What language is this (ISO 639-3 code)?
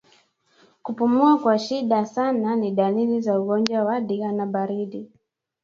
swa